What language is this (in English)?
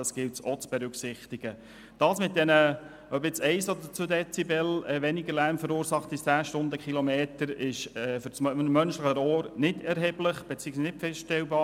Swiss German